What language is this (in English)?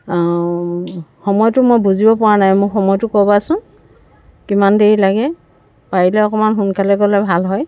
Assamese